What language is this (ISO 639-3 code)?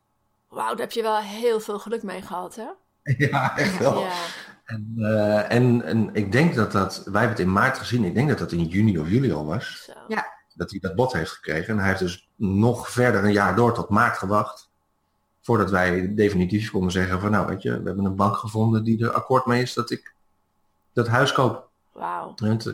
nld